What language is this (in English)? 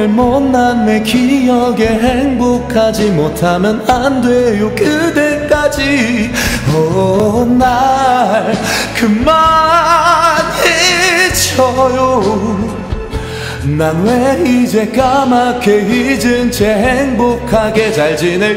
Korean